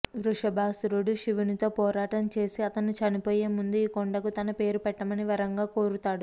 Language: Telugu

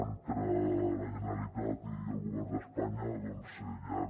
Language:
Catalan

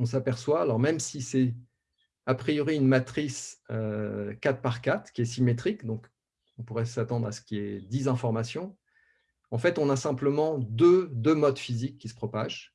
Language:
French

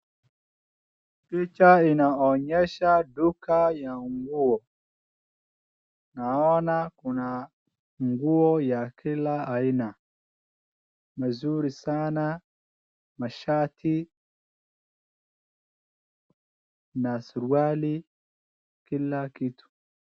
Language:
Swahili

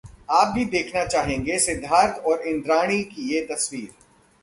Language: Hindi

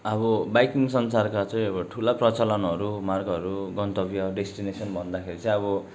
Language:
Nepali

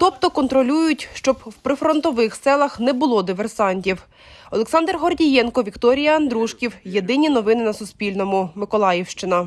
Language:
Ukrainian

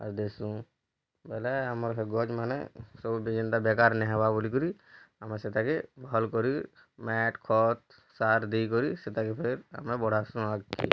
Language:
Odia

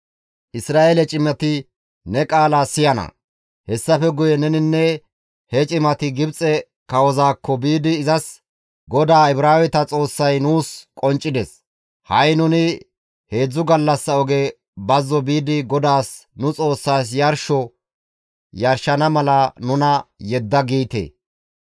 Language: Gamo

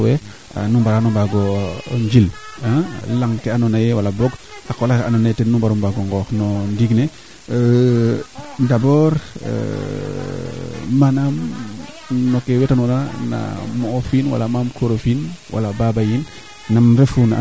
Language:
Serer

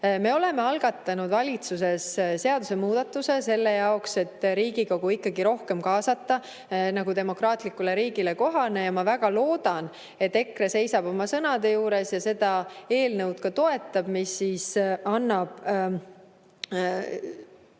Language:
Estonian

